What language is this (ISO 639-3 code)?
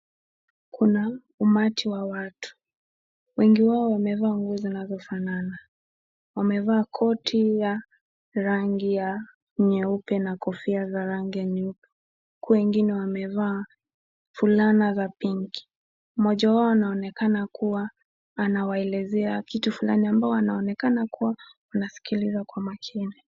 swa